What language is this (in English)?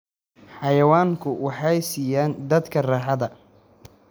Somali